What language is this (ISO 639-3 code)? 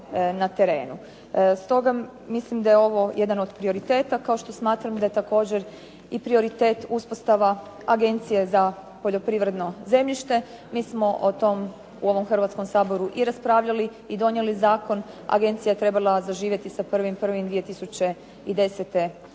hrv